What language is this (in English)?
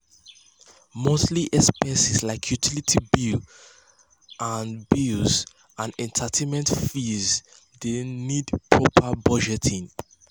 Nigerian Pidgin